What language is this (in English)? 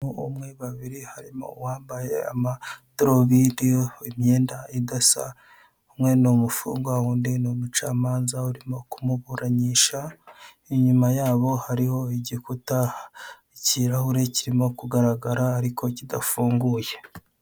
Kinyarwanda